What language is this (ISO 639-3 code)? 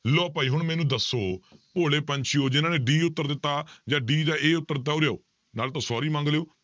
pan